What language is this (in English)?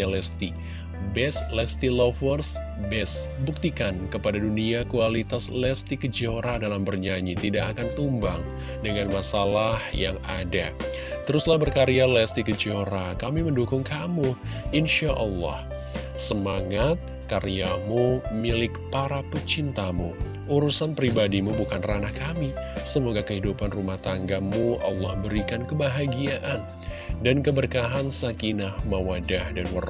Indonesian